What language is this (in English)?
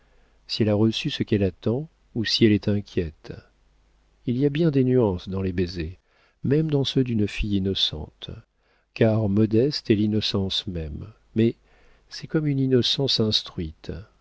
French